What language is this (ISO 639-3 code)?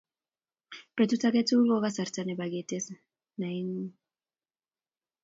kln